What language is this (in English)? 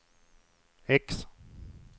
Swedish